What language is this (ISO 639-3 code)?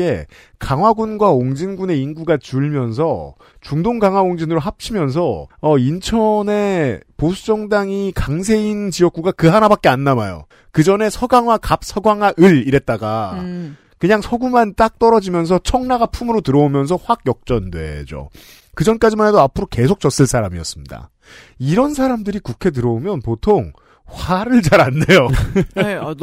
kor